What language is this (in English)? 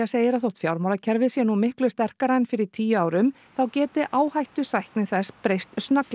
Icelandic